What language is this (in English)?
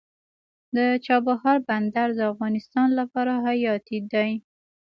Pashto